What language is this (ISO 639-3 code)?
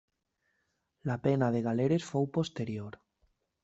cat